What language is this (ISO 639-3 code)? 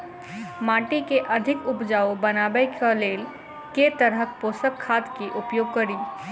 mai